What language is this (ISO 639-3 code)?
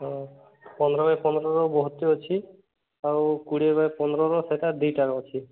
ori